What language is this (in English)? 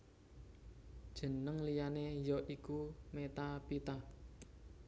Javanese